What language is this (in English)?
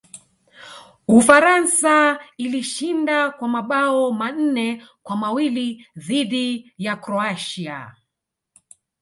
Swahili